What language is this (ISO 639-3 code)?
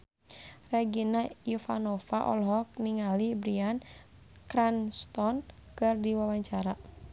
sun